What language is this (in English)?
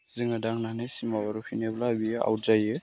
Bodo